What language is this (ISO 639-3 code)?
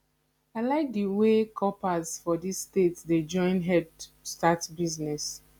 pcm